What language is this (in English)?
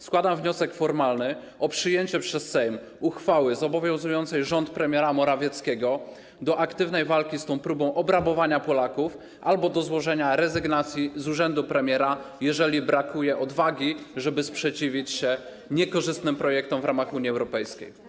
Polish